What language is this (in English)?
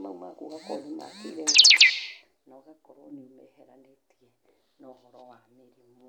Kikuyu